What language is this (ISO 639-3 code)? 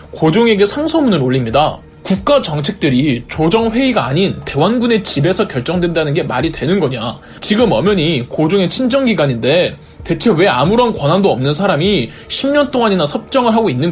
kor